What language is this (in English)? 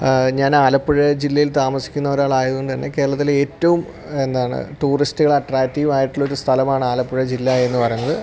Malayalam